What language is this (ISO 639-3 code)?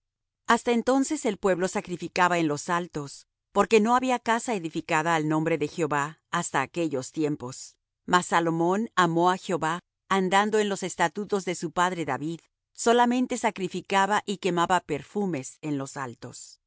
spa